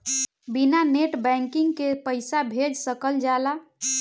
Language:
Bhojpuri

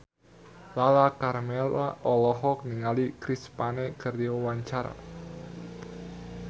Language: Sundanese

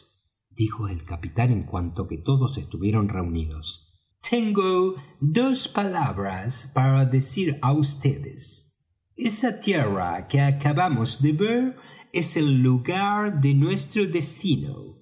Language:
Spanish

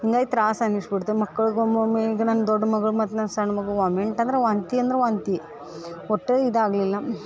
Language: Kannada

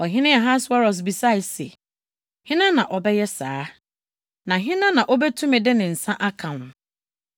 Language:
Akan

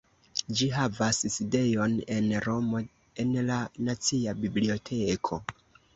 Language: Esperanto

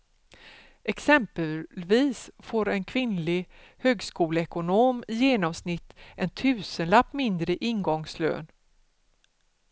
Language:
Swedish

